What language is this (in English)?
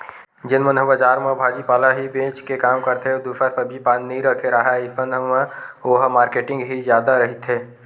Chhattisgarhi